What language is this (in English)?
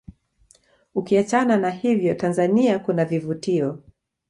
Swahili